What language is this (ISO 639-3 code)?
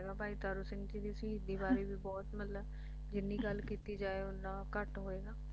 pan